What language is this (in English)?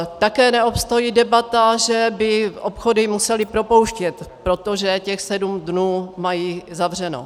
Czech